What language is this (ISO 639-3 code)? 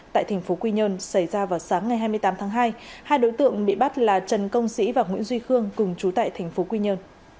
vie